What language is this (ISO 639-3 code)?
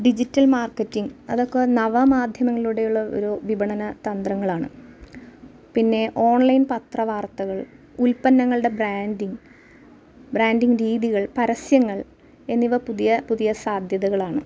mal